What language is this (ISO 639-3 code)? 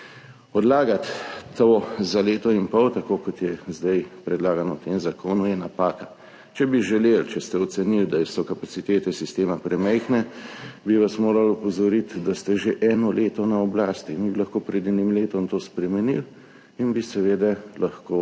slv